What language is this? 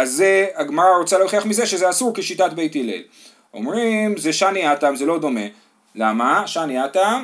Hebrew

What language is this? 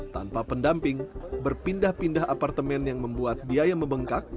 Indonesian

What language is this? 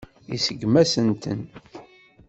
Kabyle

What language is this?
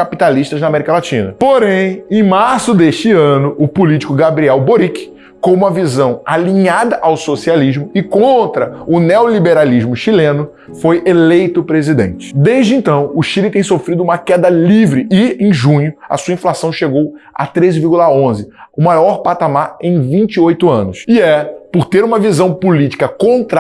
Portuguese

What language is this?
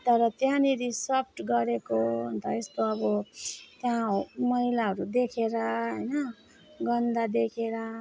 Nepali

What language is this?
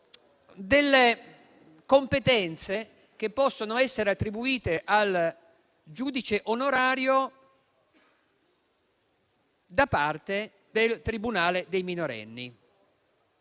Italian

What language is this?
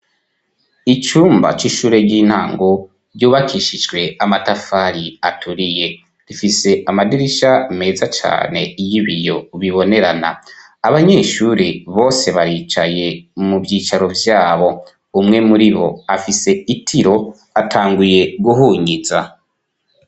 Rundi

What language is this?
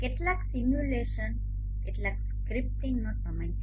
Gujarati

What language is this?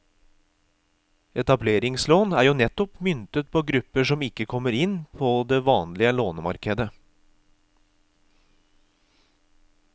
Norwegian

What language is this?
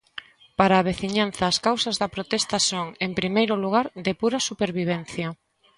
Galician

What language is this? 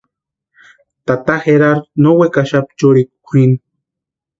Western Highland Purepecha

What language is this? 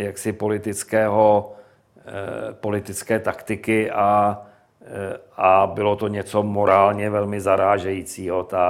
Czech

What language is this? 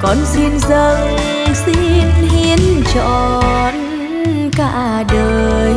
Vietnamese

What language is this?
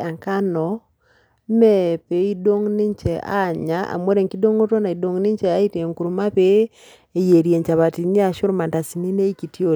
Masai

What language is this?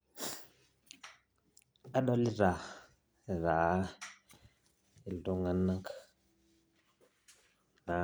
Masai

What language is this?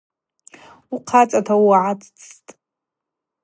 Abaza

